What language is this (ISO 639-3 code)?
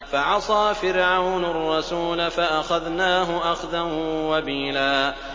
ara